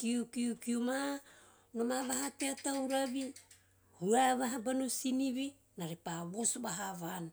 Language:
Teop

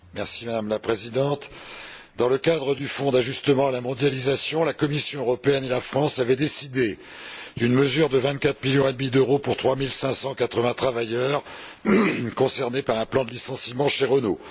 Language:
French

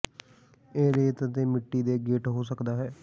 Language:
Punjabi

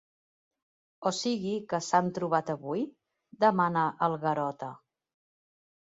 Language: Catalan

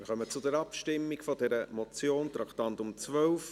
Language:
Swiss German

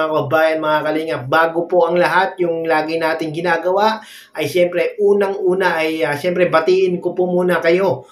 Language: Filipino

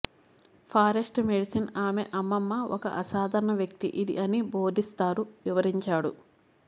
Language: Telugu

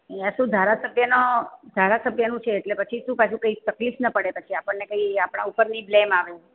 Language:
Gujarati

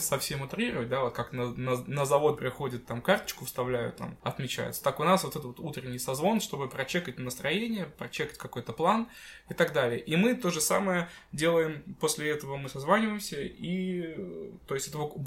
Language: Russian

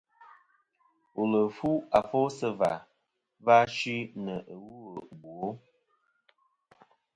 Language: Kom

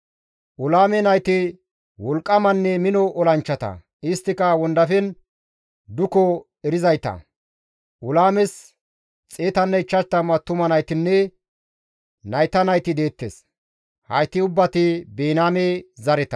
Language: Gamo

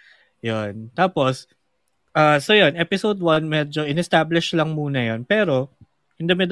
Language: Filipino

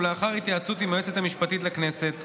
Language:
Hebrew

